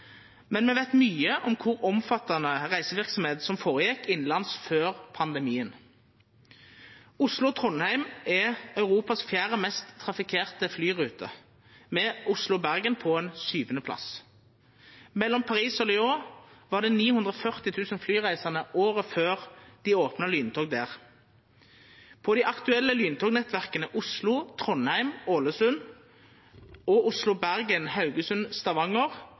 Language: Norwegian Nynorsk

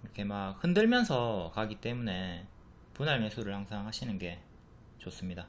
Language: Korean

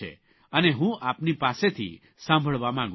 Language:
Gujarati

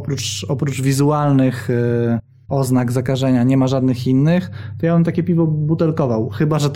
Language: Polish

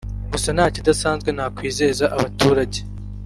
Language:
Kinyarwanda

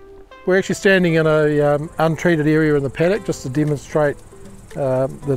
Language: English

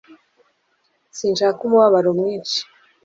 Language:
Kinyarwanda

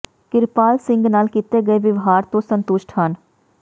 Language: Punjabi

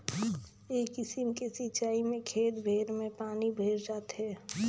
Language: Chhattisgarhi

